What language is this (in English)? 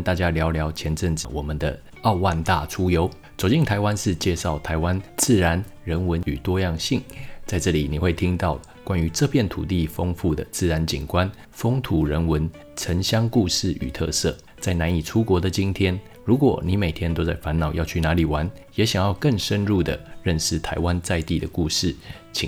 Chinese